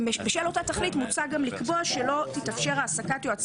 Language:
Hebrew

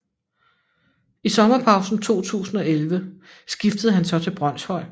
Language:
Danish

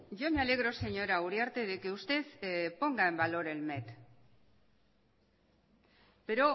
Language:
Spanish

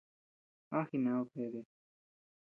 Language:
Tepeuxila Cuicatec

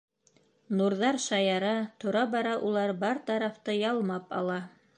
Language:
Bashkir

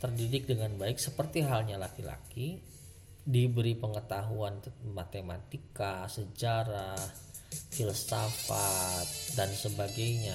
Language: Indonesian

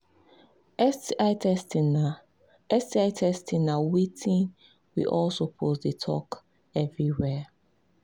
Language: Nigerian Pidgin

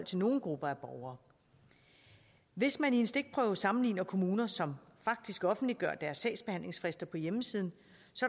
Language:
Danish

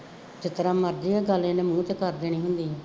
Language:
Punjabi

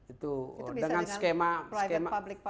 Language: Indonesian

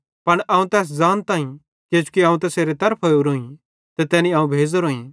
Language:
Bhadrawahi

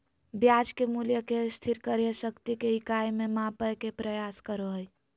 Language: Magahi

